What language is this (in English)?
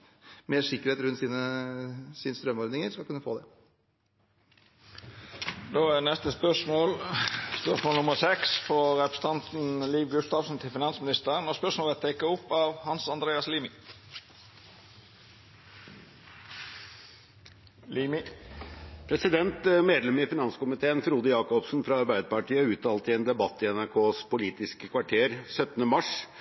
Norwegian